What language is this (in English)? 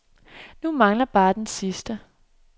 Danish